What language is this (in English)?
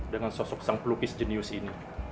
Indonesian